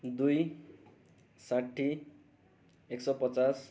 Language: Nepali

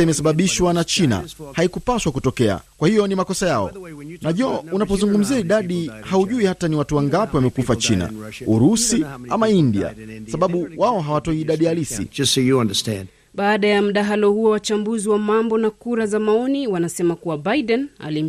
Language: Swahili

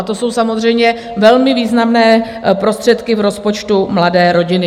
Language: Czech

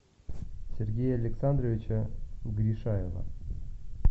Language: Russian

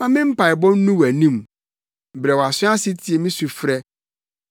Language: Akan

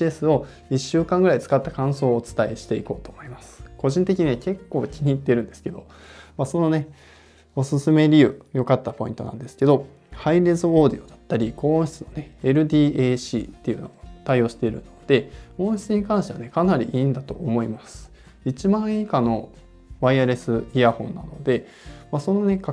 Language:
Japanese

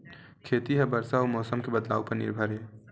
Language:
Chhattisgarhi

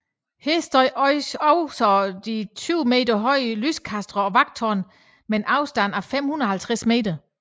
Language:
Danish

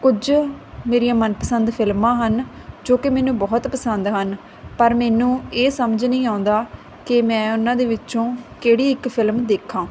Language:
Punjabi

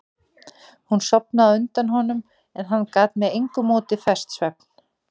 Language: Icelandic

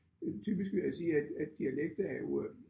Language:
Danish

